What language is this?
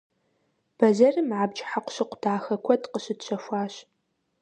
Kabardian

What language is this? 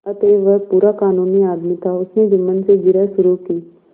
Hindi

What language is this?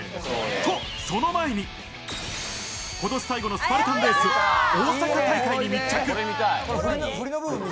Japanese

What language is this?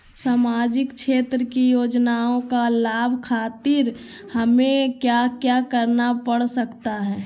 Magahi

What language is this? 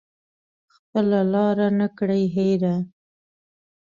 Pashto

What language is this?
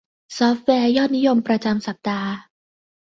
Thai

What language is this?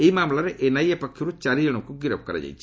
Odia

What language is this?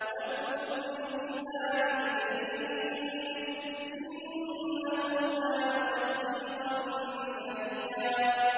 Arabic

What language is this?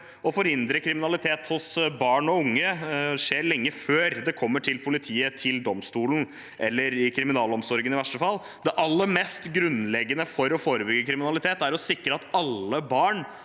Norwegian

